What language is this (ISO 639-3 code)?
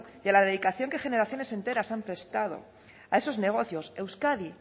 spa